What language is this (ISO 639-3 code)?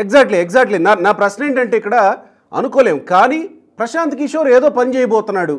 tel